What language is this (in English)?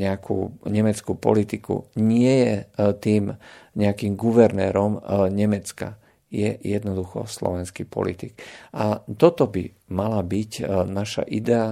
Slovak